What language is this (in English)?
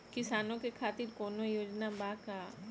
Bhojpuri